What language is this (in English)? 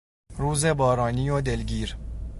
Persian